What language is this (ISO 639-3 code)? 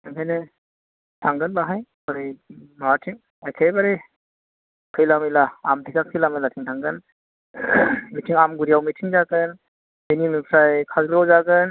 brx